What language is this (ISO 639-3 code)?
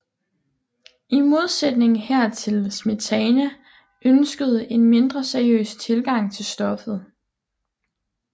dan